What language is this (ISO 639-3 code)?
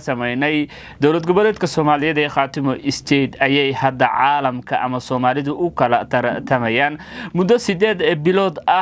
ara